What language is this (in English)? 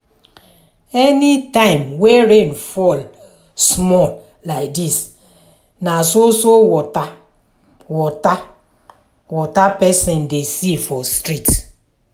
Nigerian Pidgin